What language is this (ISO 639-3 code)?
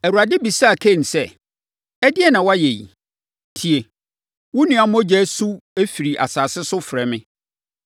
aka